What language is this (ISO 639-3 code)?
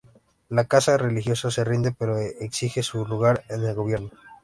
spa